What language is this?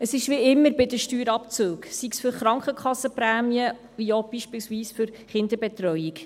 Swiss German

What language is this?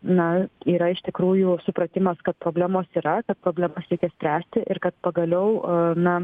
Lithuanian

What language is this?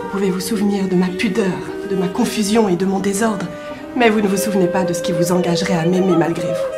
French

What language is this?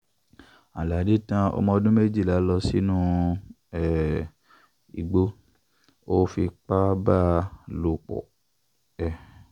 Yoruba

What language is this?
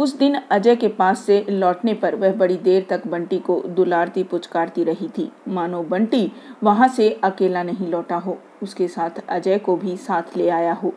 Hindi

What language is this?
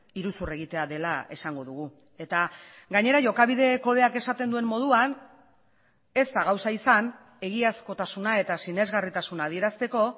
Basque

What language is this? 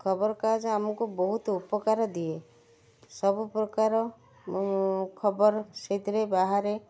Odia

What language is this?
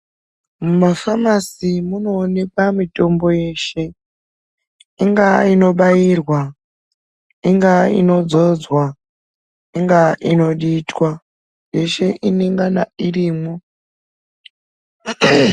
Ndau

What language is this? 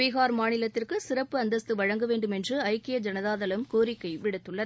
Tamil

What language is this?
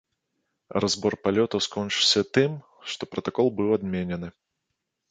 Belarusian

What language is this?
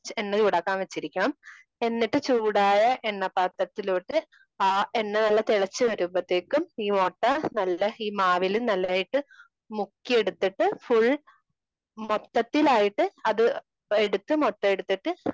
Malayalam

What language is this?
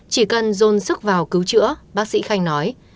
Vietnamese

